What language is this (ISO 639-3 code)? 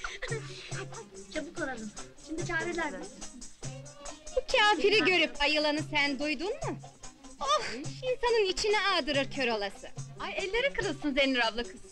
tur